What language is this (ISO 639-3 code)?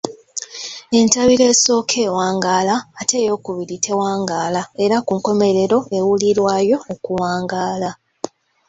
lug